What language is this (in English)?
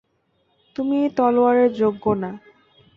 Bangla